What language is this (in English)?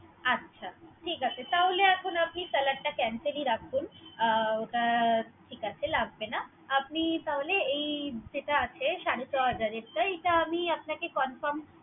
Bangla